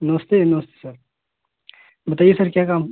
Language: Hindi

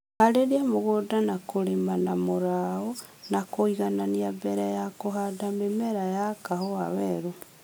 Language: Kikuyu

